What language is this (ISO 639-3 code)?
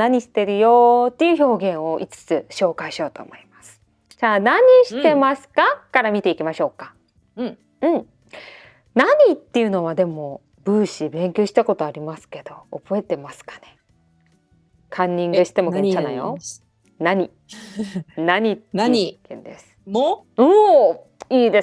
jpn